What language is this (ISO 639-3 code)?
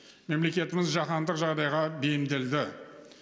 kaz